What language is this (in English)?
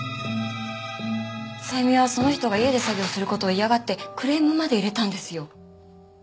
Japanese